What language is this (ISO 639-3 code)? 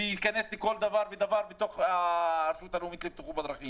heb